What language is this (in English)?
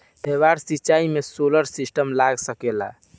Bhojpuri